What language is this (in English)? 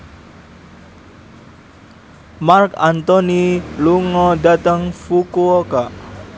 Javanese